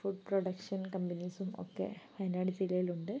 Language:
Malayalam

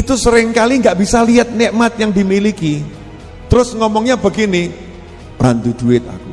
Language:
Indonesian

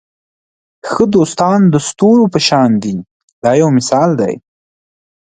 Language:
Pashto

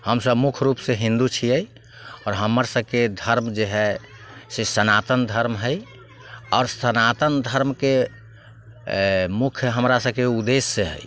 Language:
Maithili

